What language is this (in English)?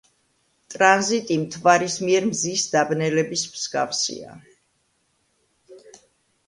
Georgian